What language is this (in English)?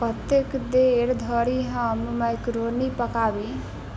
Maithili